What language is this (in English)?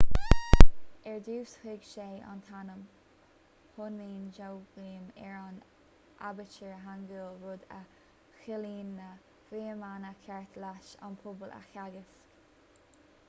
Irish